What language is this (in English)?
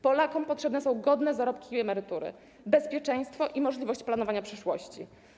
Polish